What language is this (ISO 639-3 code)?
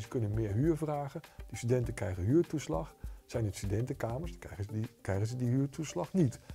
nld